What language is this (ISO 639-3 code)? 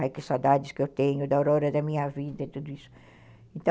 por